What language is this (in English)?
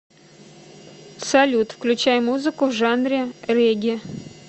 Russian